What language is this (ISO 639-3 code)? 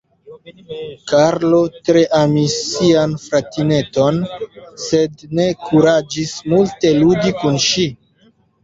epo